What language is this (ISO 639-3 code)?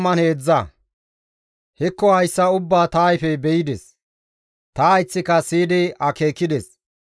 gmv